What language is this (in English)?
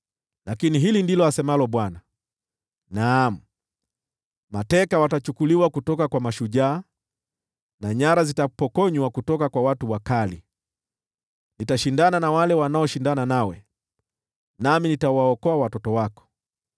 Swahili